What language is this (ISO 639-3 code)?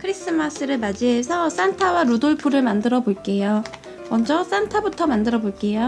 kor